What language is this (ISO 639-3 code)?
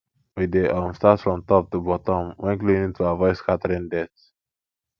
pcm